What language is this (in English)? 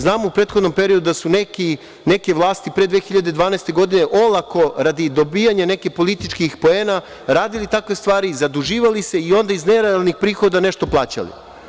Serbian